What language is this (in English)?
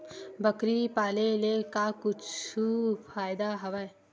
Chhattisgarhi